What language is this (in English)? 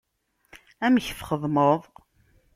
Kabyle